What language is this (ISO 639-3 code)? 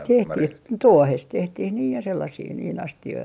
fin